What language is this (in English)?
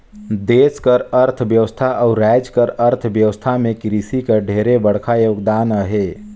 Chhattisgarhi